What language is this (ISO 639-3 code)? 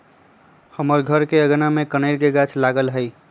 mag